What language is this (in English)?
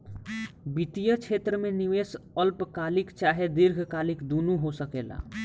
Bhojpuri